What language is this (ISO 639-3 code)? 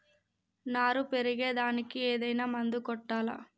tel